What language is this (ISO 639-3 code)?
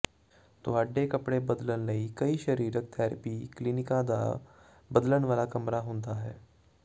pan